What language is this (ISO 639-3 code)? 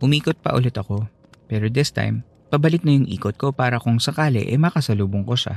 fil